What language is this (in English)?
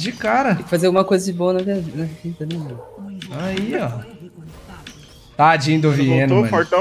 Portuguese